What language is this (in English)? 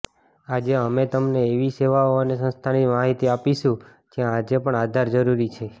Gujarati